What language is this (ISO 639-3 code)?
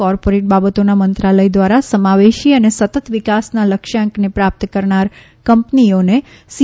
guj